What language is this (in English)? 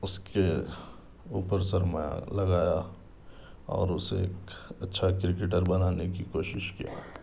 Urdu